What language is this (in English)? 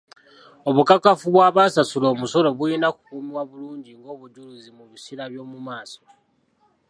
Ganda